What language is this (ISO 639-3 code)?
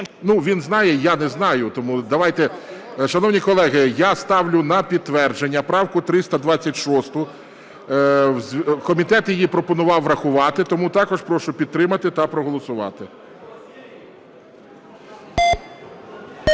ukr